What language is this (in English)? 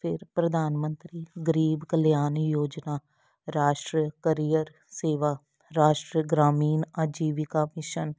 Punjabi